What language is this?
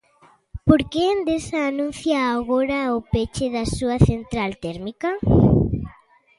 Galician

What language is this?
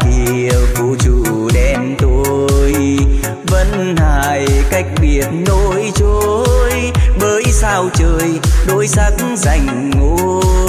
Vietnamese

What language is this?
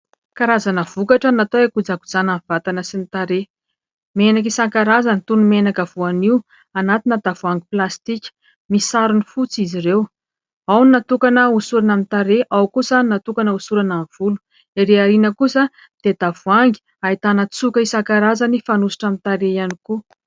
Malagasy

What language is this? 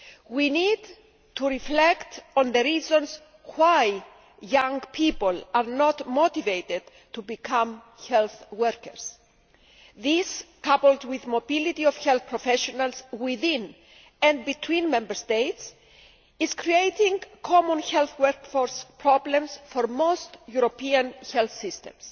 English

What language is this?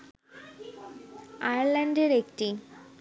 Bangla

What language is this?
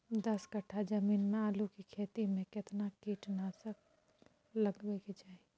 Maithili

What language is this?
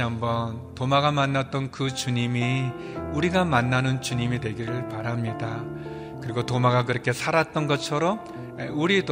Korean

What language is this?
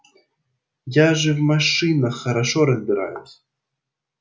Russian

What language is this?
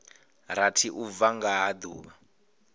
Venda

